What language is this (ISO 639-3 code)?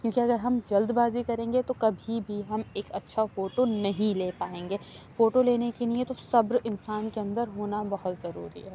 urd